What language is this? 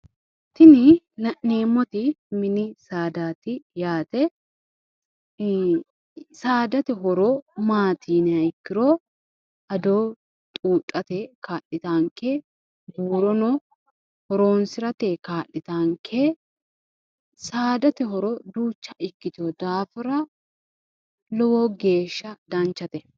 Sidamo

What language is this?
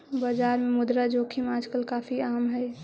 Magahi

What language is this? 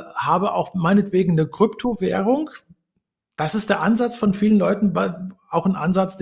German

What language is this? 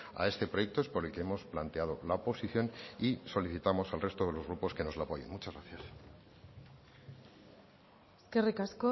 Spanish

